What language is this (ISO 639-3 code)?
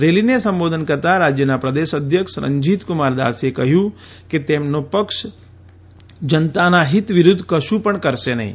guj